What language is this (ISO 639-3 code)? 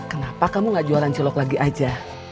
ind